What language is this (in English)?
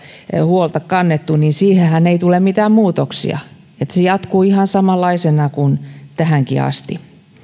Finnish